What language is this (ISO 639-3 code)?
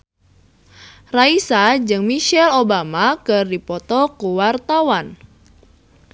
sun